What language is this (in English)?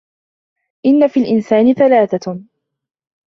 Arabic